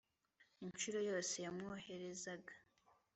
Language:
Kinyarwanda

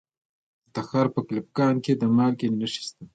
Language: Pashto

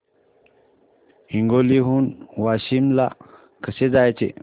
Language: Marathi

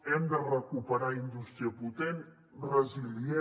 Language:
Catalan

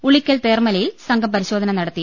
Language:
Malayalam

